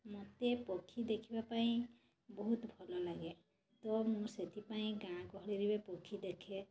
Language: Odia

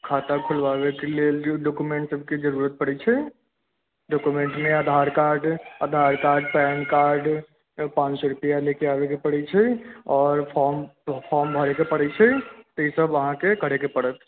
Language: Maithili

